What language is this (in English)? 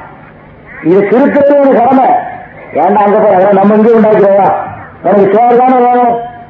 Tamil